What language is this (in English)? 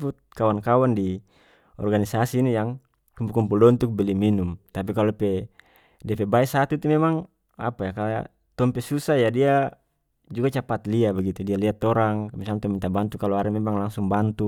North Moluccan Malay